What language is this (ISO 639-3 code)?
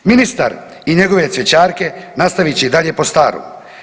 hrv